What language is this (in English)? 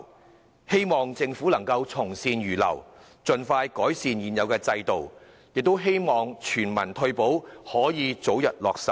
Cantonese